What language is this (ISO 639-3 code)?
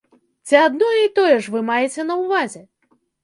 bel